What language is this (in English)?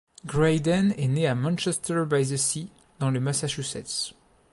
French